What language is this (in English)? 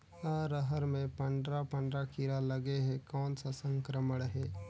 Chhattisgarhi